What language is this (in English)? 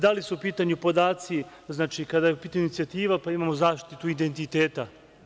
Serbian